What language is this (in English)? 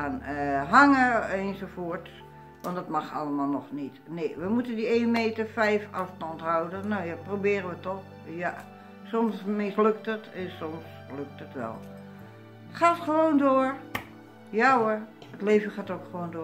Dutch